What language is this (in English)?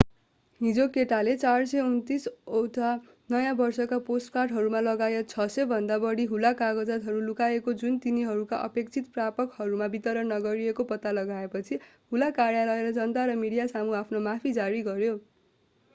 Nepali